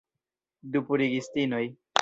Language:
Esperanto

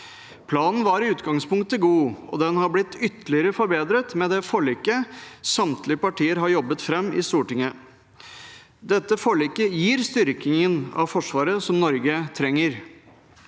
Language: Norwegian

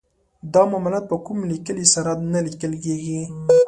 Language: Pashto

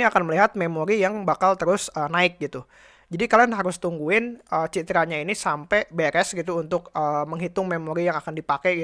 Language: Indonesian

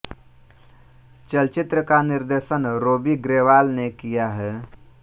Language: Hindi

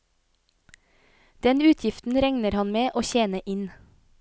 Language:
Norwegian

